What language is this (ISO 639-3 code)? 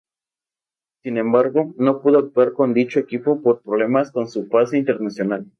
spa